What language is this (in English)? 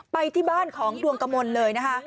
Thai